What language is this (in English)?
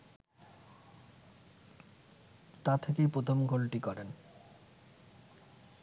Bangla